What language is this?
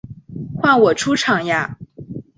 Chinese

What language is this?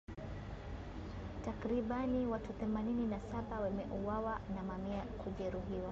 Swahili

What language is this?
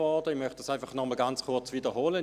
Swiss German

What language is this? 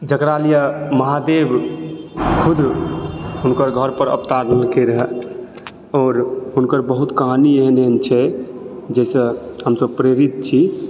Maithili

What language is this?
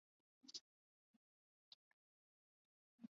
Chinese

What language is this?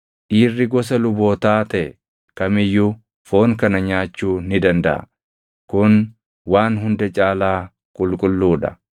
Oromo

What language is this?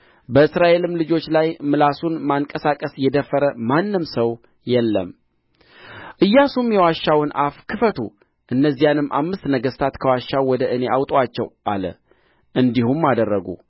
Amharic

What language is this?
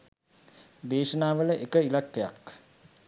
Sinhala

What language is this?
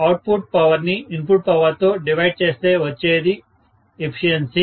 Telugu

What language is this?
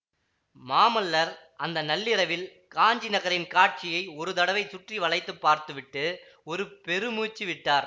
Tamil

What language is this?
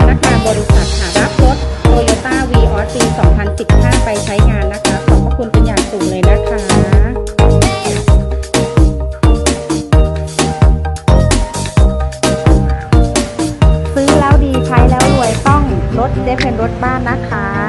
Thai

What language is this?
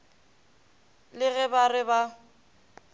Northern Sotho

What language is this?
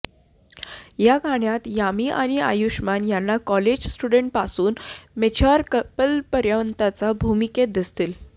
Marathi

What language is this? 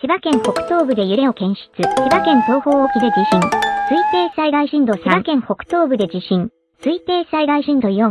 Japanese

